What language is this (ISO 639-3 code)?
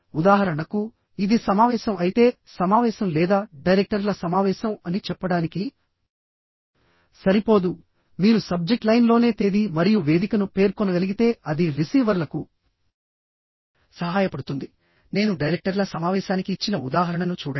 tel